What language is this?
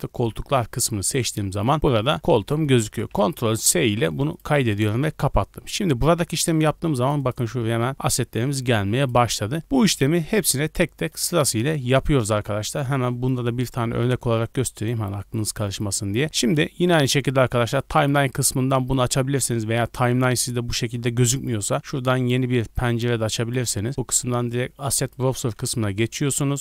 Turkish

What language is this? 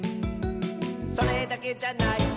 Japanese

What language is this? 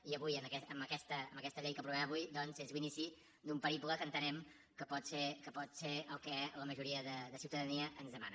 Catalan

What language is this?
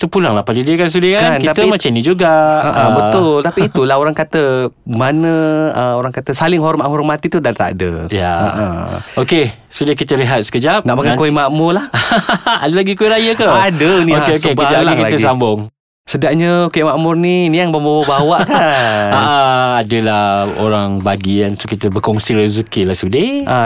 Malay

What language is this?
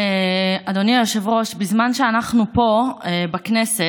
Hebrew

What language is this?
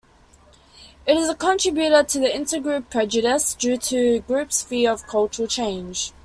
English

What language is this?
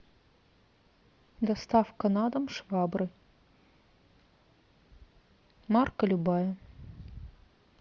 Russian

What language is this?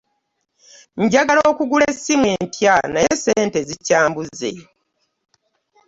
Ganda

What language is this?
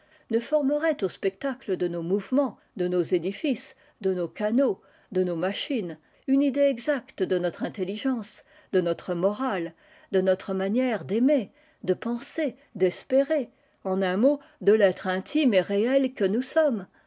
French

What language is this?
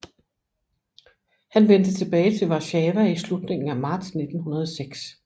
Danish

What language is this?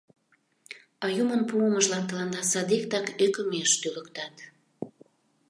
Mari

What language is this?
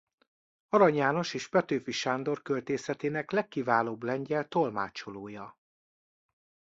Hungarian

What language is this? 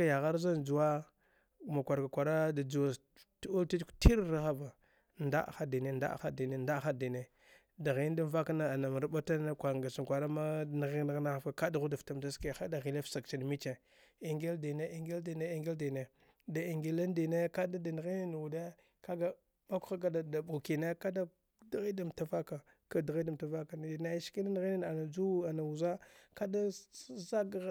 Dghwede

